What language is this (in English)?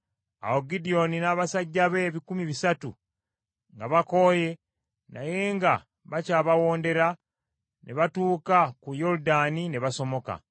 Ganda